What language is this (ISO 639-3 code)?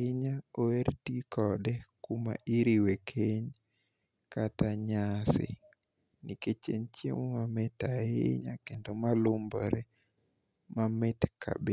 luo